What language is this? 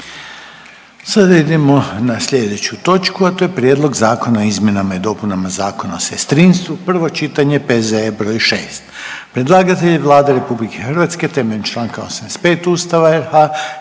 Croatian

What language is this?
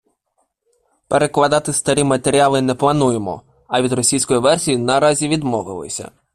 Ukrainian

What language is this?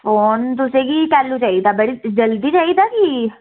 Dogri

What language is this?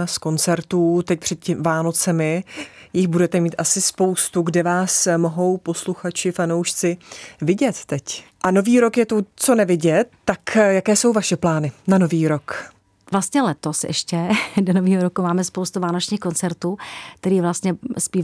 Czech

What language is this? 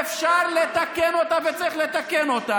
Hebrew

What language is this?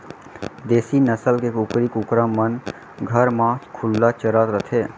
Chhattisgarhi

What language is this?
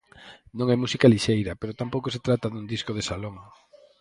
Galician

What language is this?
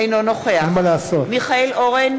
Hebrew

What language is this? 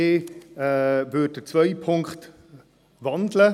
Swiss German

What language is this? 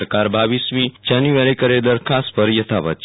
Gujarati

